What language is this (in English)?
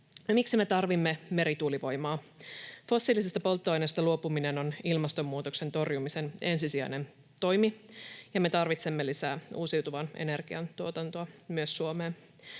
Finnish